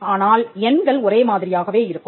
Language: Tamil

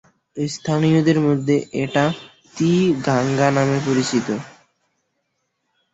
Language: Bangla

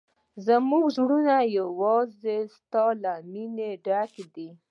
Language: Pashto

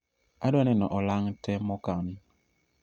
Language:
Luo (Kenya and Tanzania)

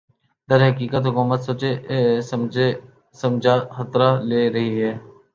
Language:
Urdu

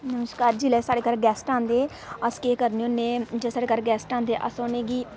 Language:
Dogri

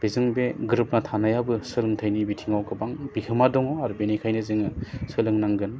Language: Bodo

